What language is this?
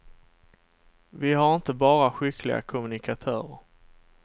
Swedish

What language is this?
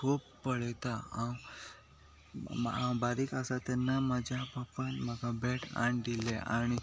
Konkani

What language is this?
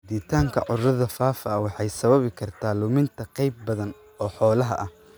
Somali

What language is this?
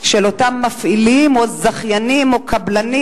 Hebrew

